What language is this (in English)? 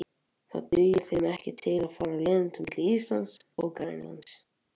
Icelandic